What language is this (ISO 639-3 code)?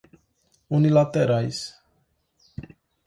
por